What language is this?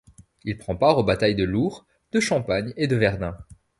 French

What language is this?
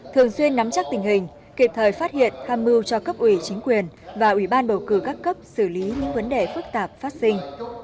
Vietnamese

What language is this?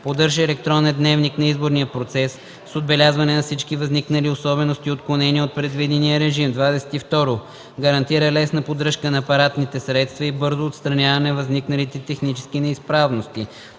Bulgarian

